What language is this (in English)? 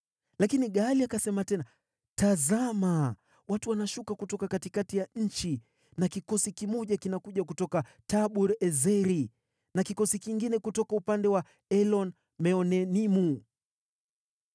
Swahili